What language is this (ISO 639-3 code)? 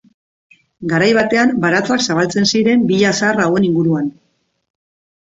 eus